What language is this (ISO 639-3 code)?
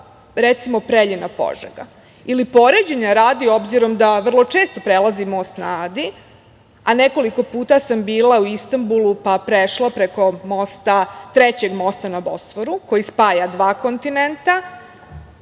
srp